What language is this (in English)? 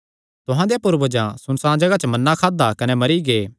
Kangri